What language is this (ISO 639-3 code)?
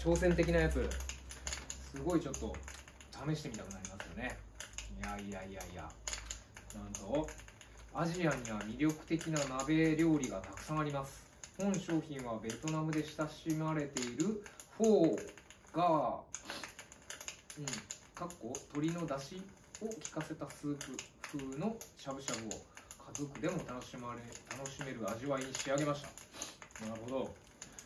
jpn